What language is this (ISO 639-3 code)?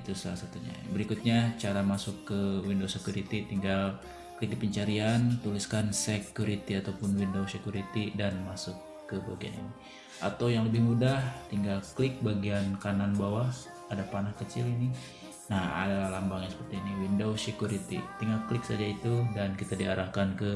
ind